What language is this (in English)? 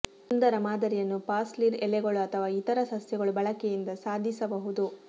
Kannada